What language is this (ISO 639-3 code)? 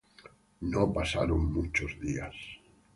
spa